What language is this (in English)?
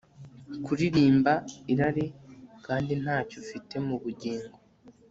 Kinyarwanda